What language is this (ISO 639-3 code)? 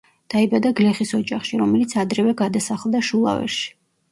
kat